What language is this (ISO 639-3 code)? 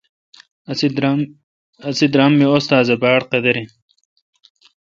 xka